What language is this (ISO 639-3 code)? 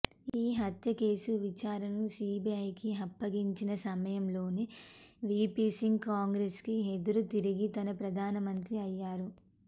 tel